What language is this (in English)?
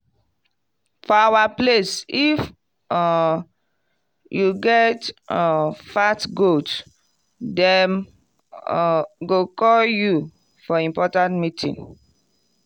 Nigerian Pidgin